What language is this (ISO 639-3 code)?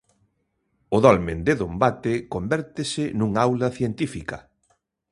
glg